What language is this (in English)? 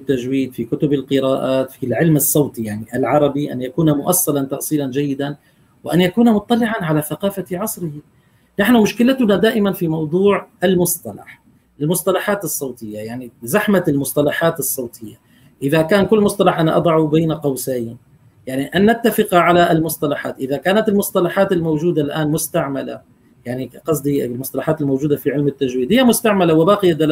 Arabic